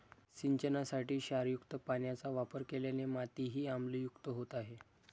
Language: Marathi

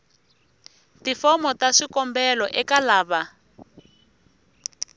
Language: Tsonga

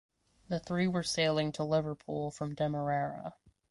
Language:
English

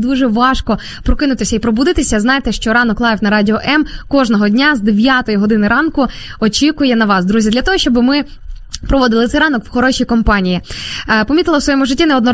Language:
Ukrainian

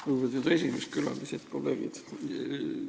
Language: Estonian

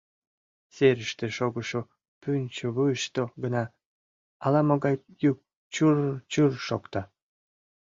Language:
Mari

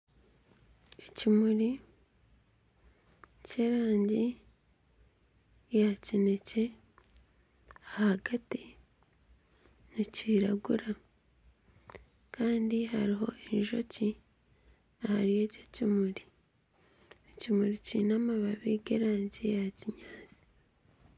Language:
Nyankole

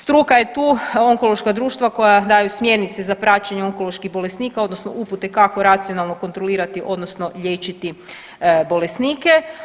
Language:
Croatian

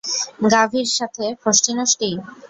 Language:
Bangla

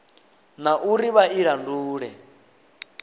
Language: Venda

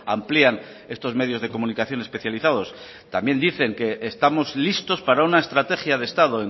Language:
Spanish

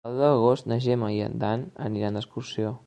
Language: Catalan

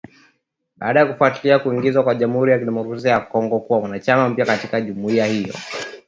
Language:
Swahili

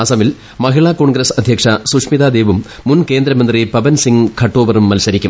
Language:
Malayalam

